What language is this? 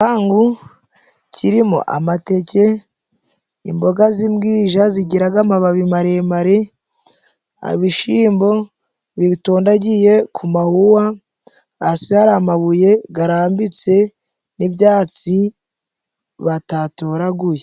Kinyarwanda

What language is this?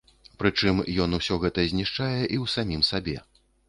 Belarusian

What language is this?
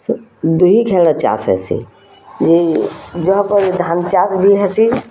Odia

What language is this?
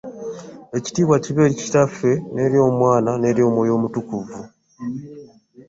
Ganda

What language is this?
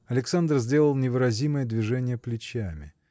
Russian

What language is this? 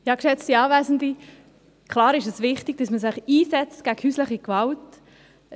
Swiss German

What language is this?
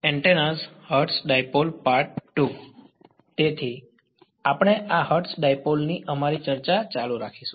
Gujarati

